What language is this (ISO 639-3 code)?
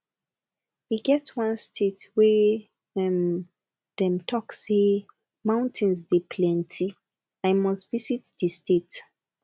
pcm